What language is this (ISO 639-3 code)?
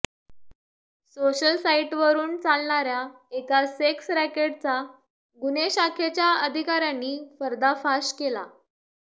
mar